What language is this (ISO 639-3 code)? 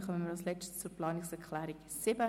gsw